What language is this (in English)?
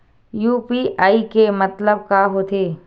Chhattisgarhi